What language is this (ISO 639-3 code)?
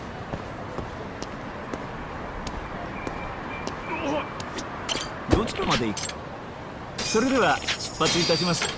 jpn